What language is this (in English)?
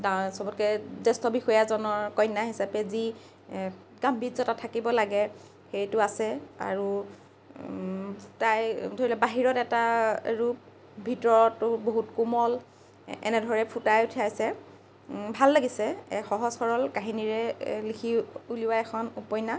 Assamese